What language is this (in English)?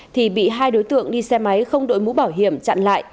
Vietnamese